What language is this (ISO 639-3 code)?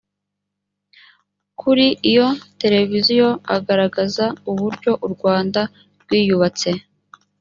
kin